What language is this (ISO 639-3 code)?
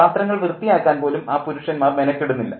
mal